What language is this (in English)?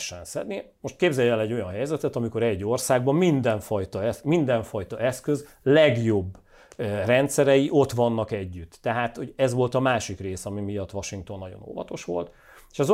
Hungarian